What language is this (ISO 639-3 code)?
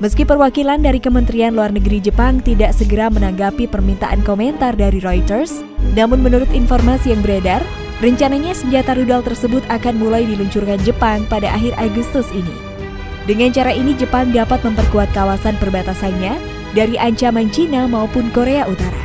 ind